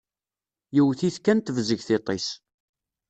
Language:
Kabyle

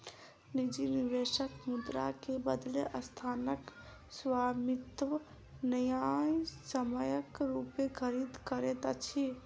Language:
Maithili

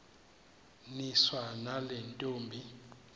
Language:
Xhosa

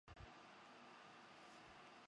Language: Chinese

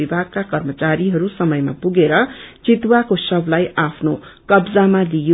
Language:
Nepali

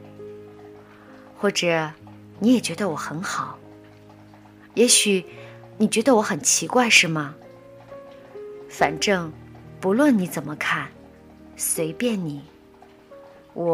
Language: Chinese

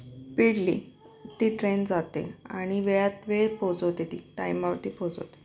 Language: Marathi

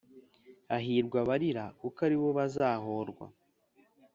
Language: Kinyarwanda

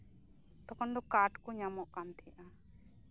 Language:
Santali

